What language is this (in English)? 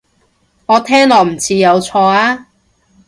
Cantonese